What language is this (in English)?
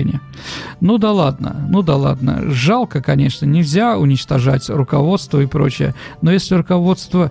Russian